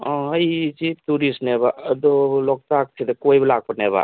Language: Manipuri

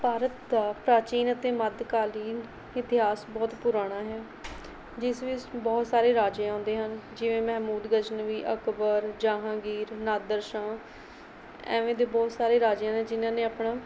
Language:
Punjabi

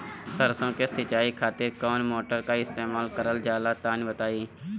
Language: Bhojpuri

